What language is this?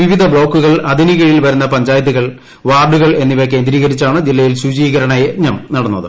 Malayalam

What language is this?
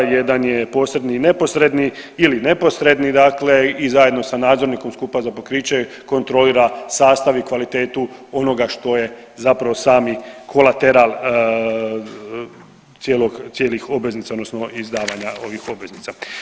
Croatian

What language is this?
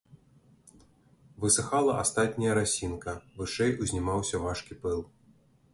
Belarusian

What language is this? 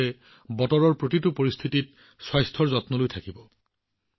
Assamese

